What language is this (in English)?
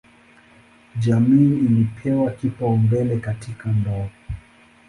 Swahili